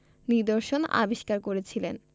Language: Bangla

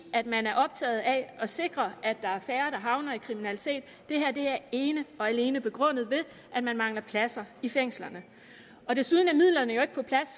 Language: Danish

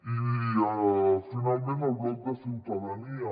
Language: Catalan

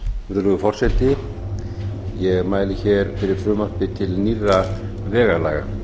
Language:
Icelandic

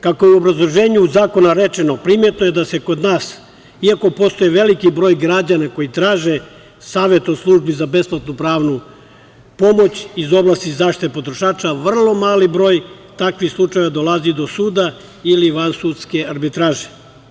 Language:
Serbian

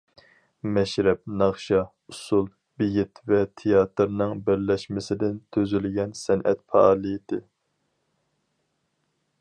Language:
Uyghur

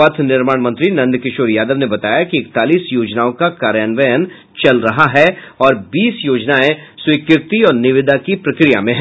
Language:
Hindi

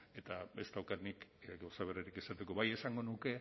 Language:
Basque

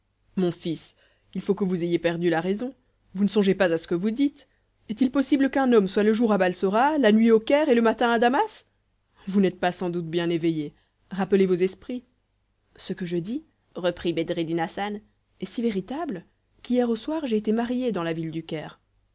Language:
French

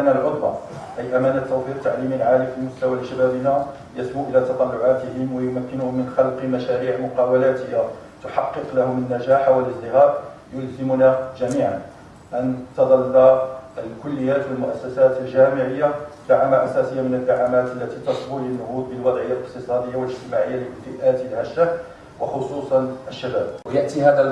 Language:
Arabic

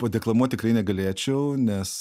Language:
Lithuanian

